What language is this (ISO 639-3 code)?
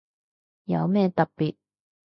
yue